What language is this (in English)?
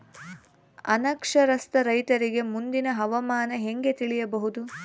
Kannada